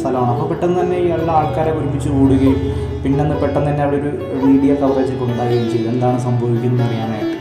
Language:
Malayalam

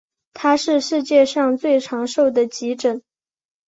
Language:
Chinese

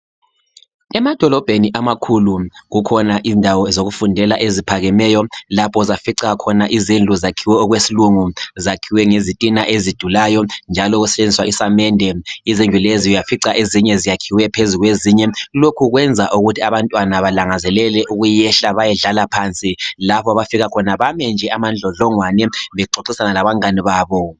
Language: North Ndebele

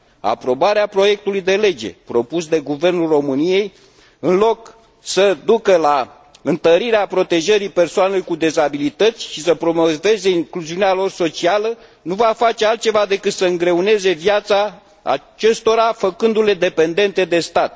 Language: Romanian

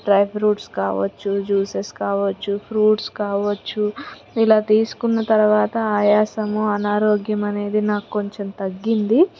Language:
Telugu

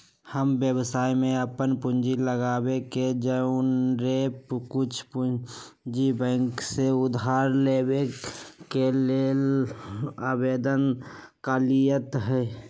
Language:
Magahi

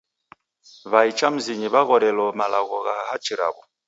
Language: Taita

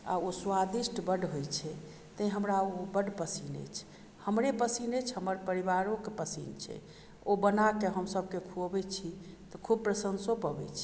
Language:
Maithili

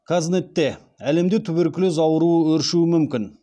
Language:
Kazakh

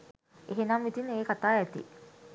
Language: Sinhala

